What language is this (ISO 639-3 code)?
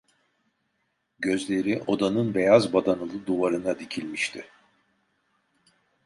tur